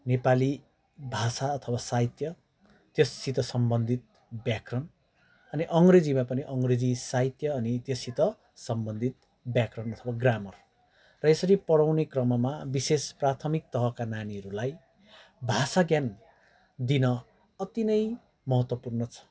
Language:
Nepali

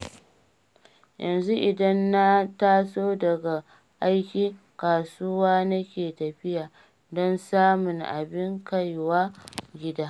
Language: Hausa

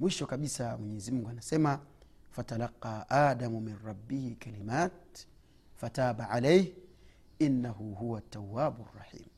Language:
Swahili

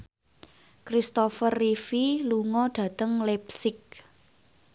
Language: Javanese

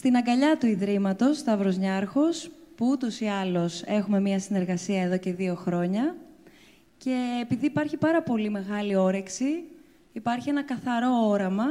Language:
Greek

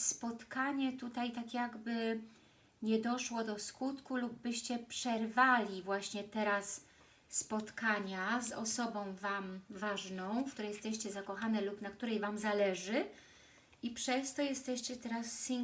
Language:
Polish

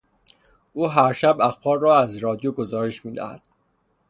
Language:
Persian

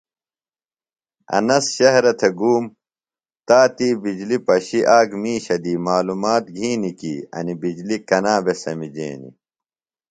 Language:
Phalura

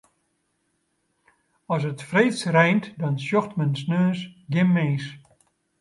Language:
Western Frisian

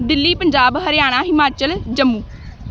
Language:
Punjabi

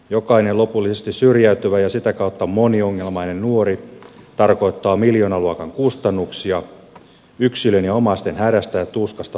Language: Finnish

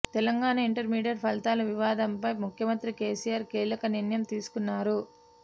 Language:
Telugu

